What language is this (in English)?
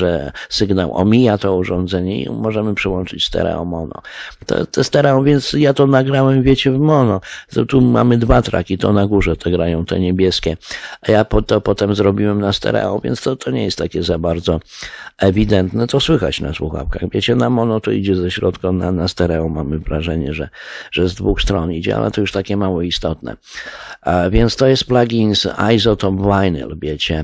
Polish